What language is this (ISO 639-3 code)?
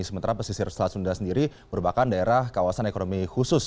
ind